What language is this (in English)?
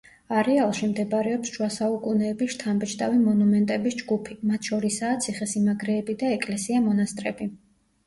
Georgian